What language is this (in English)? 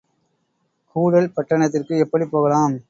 Tamil